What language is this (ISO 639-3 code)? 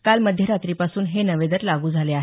mar